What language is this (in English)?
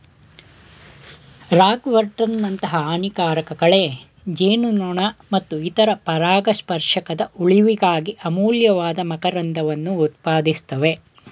Kannada